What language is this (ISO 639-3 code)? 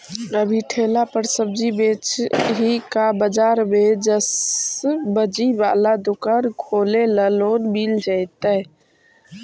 mag